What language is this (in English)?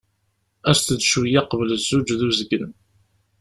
Kabyle